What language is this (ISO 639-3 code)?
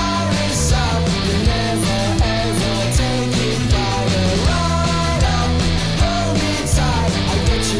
msa